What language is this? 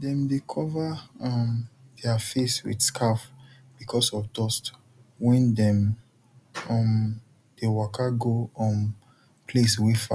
Nigerian Pidgin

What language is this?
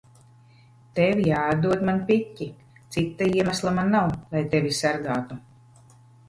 Latvian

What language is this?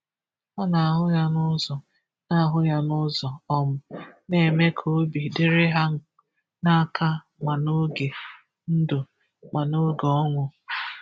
Igbo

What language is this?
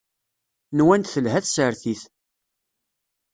Kabyle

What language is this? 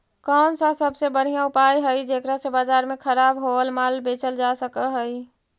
Magahi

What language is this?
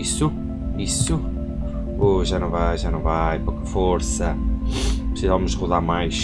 Portuguese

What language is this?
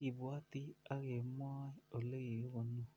Kalenjin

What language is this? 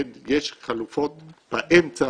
Hebrew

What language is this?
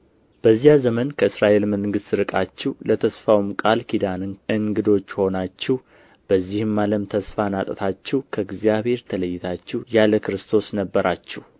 Amharic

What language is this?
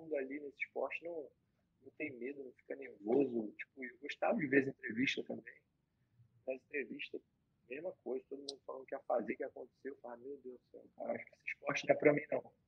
Portuguese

